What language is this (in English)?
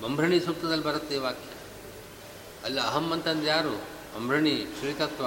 Kannada